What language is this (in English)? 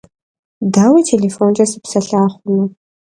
Kabardian